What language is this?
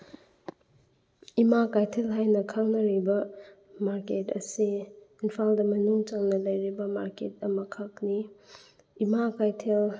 Manipuri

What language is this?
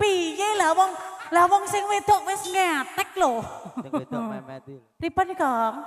Indonesian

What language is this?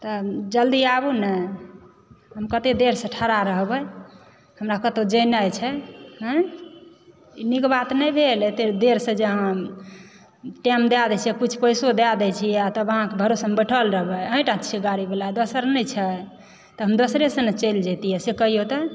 Maithili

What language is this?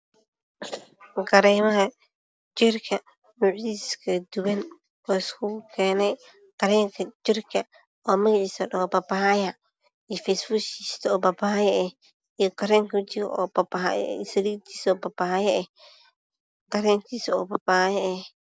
Somali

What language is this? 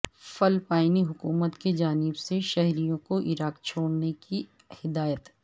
Urdu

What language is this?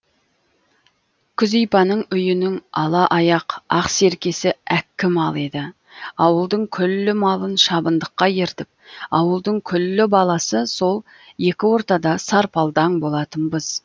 Kazakh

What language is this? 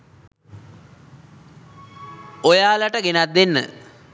Sinhala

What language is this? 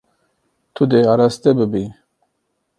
Kurdish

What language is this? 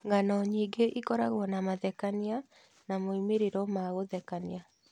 Kikuyu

